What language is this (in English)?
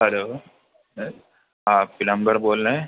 Urdu